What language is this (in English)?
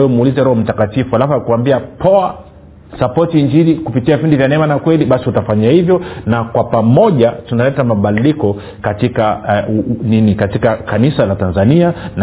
Swahili